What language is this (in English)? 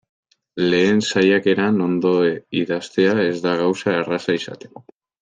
Basque